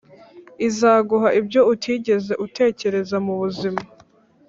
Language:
Kinyarwanda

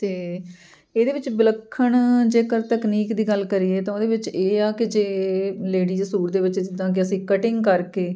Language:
Punjabi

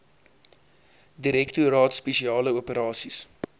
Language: Afrikaans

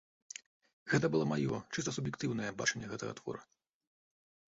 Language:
Belarusian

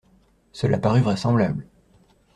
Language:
French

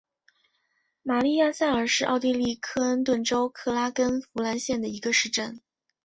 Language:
Chinese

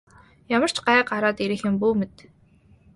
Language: Mongolian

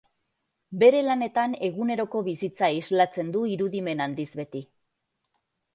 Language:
Basque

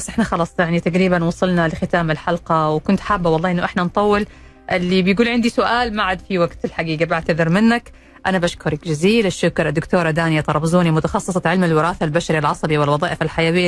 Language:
Arabic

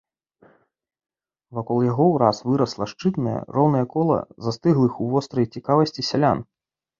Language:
Belarusian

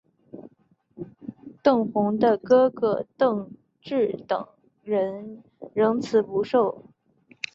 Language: Chinese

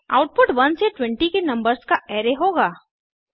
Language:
Hindi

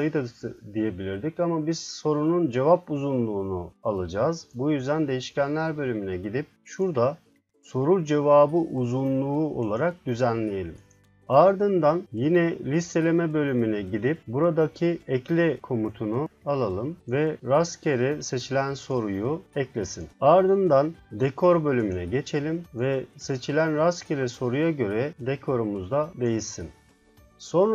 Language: Turkish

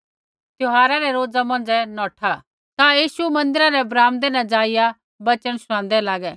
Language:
Kullu Pahari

